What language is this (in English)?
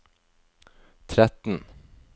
Norwegian